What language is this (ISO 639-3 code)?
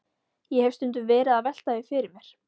isl